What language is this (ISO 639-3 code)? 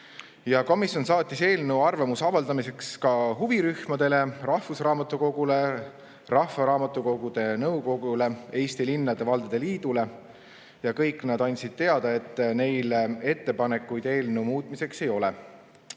est